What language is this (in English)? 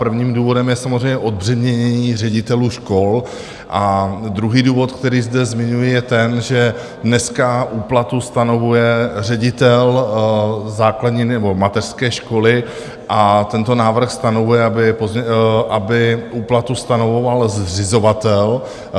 Czech